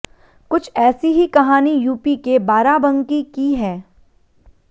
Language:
Hindi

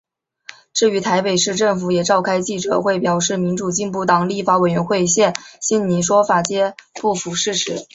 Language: Chinese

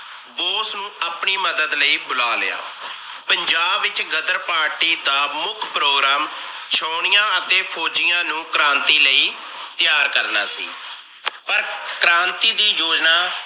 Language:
Punjabi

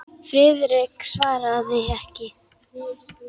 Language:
Icelandic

